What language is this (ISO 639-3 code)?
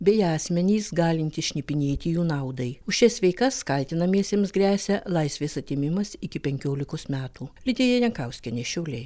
lit